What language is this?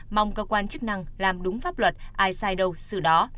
Vietnamese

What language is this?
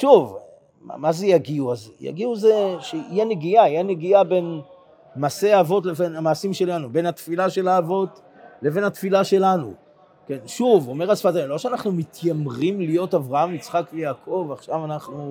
Hebrew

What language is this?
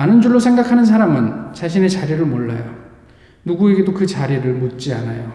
Korean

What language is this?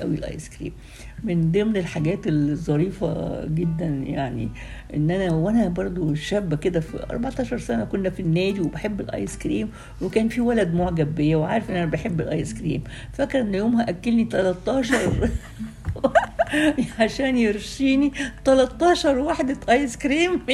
Arabic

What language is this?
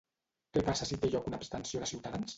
Catalan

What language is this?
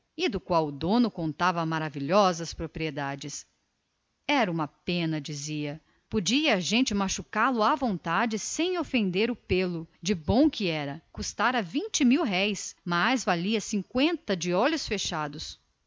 Portuguese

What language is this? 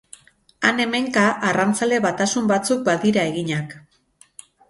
Basque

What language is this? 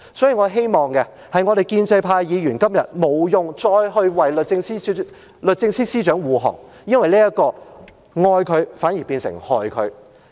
Cantonese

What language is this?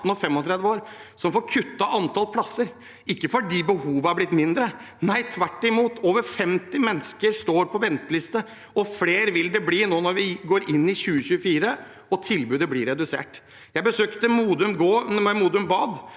Norwegian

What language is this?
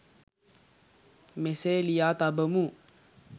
Sinhala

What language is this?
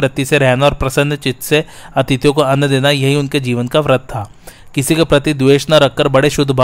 Hindi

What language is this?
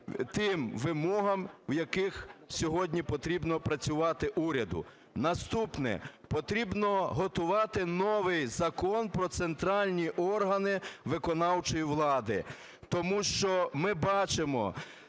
Ukrainian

